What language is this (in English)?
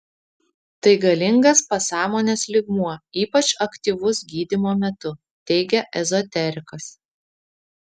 Lithuanian